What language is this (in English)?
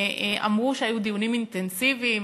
Hebrew